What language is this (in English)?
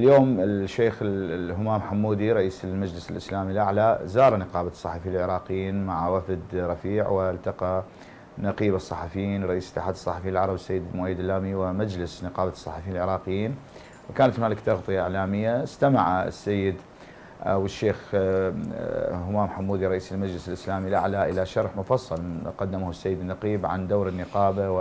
Arabic